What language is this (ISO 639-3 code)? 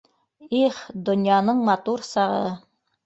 bak